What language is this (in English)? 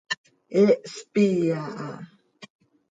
Seri